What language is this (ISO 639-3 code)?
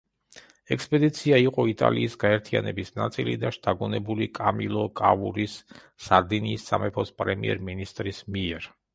kat